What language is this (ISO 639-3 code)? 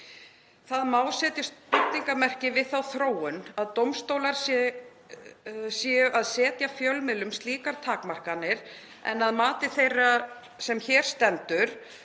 isl